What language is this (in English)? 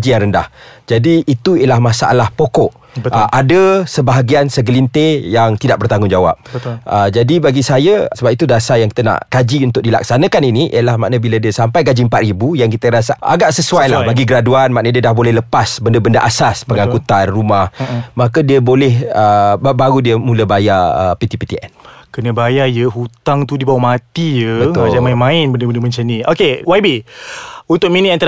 Malay